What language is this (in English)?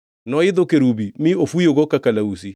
Luo (Kenya and Tanzania)